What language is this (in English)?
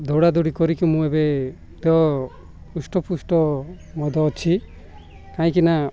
Odia